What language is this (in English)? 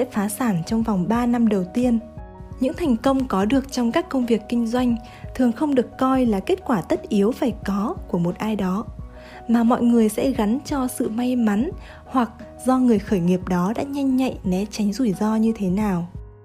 Vietnamese